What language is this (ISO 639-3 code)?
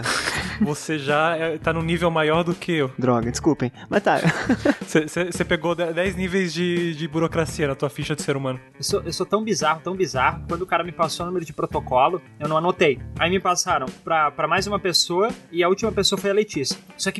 por